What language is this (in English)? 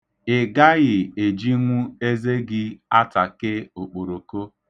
Igbo